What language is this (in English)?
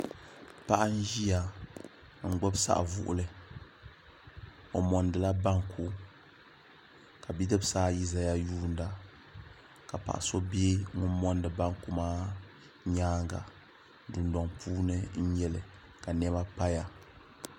Dagbani